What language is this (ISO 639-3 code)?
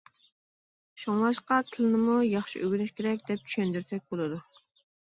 uig